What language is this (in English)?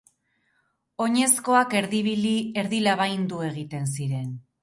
Basque